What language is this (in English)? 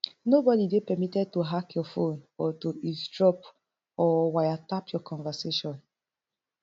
Nigerian Pidgin